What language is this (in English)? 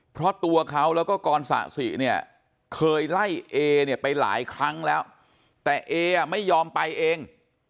Thai